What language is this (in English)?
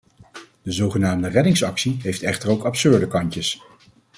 Dutch